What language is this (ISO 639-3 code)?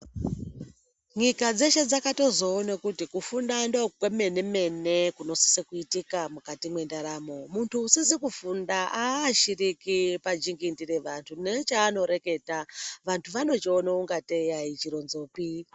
ndc